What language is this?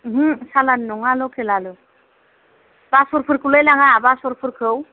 Bodo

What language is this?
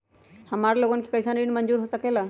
Magahi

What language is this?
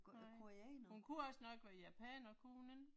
Danish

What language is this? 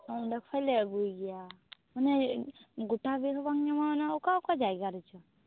Santali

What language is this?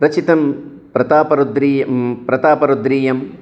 Sanskrit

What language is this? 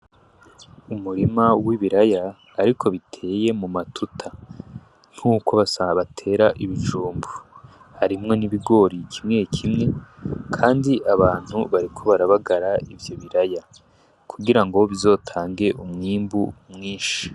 Rundi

